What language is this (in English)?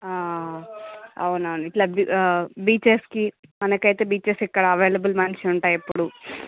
Telugu